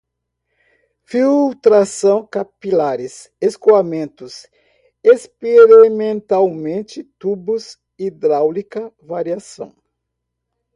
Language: Portuguese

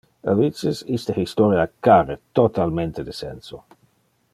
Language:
Interlingua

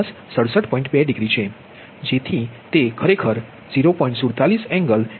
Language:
Gujarati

